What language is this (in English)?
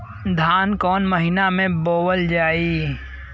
Bhojpuri